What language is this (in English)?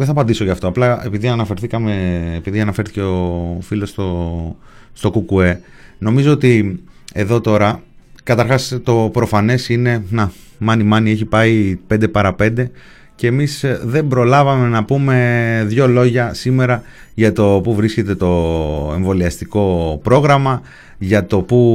Greek